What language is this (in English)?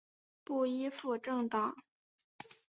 Chinese